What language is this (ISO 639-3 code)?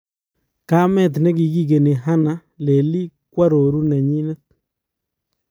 kln